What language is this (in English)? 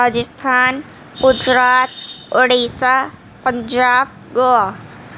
Urdu